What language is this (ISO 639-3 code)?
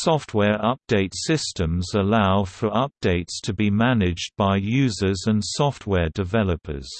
eng